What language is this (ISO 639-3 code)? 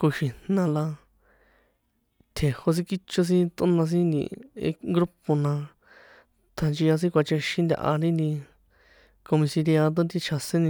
poe